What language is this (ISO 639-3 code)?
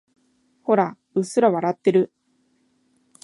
jpn